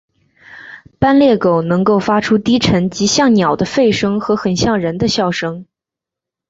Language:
Chinese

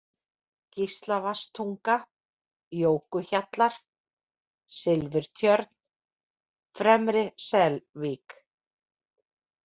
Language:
Icelandic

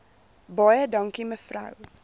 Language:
Afrikaans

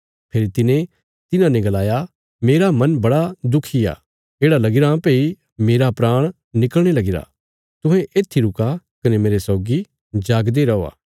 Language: Bilaspuri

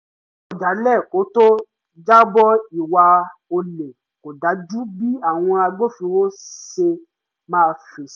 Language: Yoruba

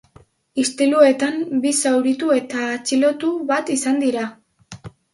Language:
Basque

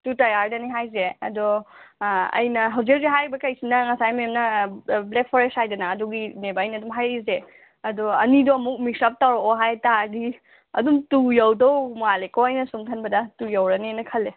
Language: Manipuri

